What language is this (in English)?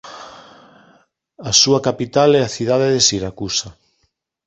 Galician